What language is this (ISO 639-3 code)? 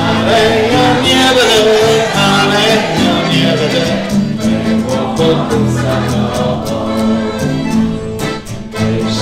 ron